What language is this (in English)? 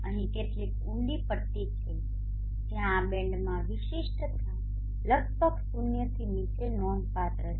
Gujarati